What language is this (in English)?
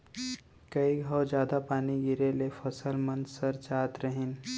Chhattisgarhi